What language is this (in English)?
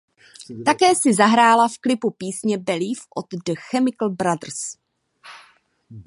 Czech